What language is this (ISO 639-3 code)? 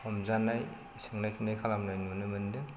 brx